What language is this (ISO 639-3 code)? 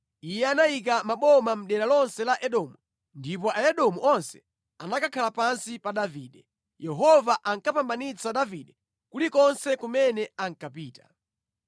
nya